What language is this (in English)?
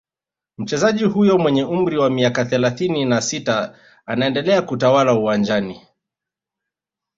Swahili